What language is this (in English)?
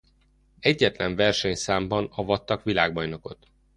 Hungarian